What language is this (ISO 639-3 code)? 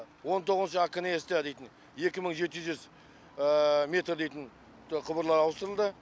kaz